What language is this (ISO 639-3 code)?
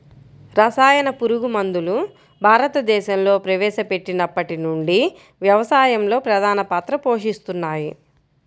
tel